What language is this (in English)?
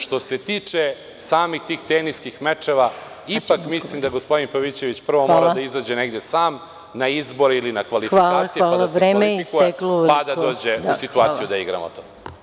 Serbian